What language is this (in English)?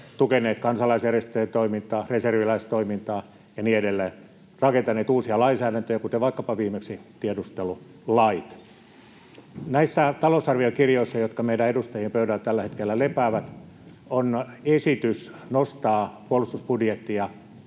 Finnish